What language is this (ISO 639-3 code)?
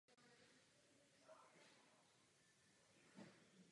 ces